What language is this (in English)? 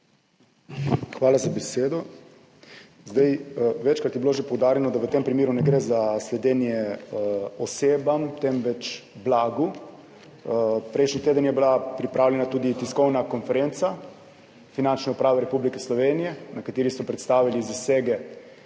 Slovenian